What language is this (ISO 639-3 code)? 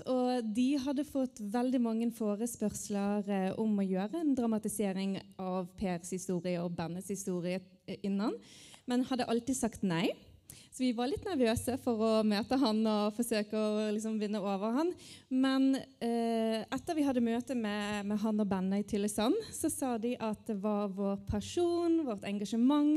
swe